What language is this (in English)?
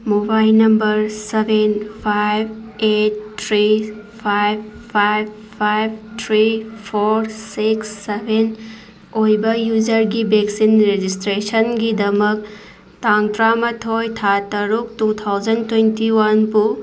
Manipuri